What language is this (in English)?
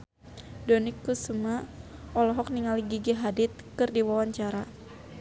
Sundanese